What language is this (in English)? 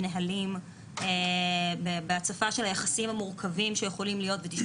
Hebrew